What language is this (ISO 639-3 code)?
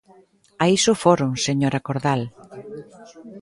glg